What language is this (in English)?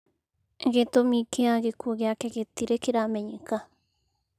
Kikuyu